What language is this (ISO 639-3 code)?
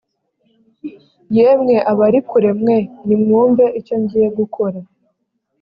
kin